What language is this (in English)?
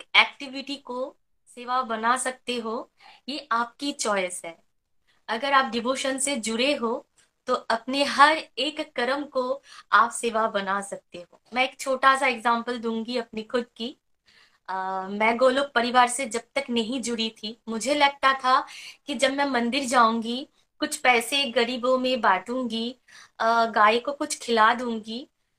Hindi